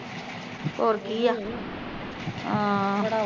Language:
Punjabi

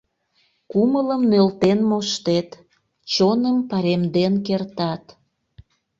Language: Mari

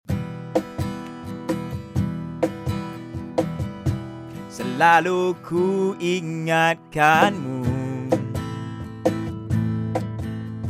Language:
Malay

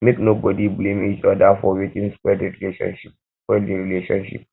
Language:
Nigerian Pidgin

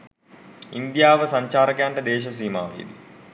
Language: Sinhala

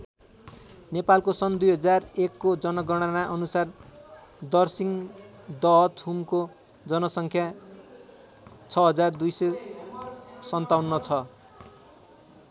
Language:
Nepali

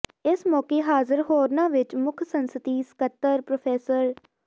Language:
Punjabi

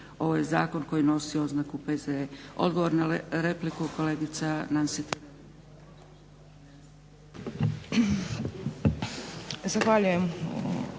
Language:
Croatian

